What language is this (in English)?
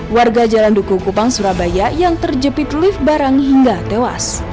Indonesian